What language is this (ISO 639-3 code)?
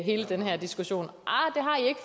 dan